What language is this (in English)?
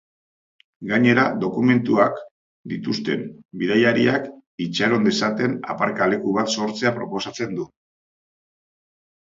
Basque